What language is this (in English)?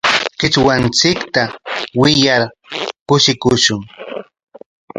Corongo Ancash Quechua